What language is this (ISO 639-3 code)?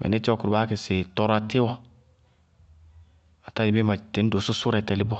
bqg